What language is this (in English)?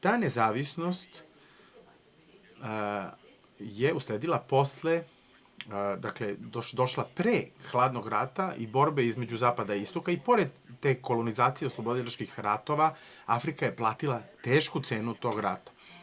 Serbian